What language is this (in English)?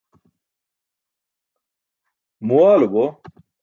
Burushaski